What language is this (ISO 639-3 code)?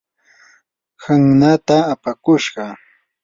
qur